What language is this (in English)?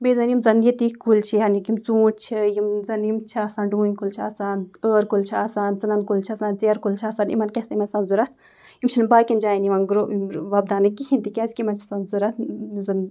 Kashmiri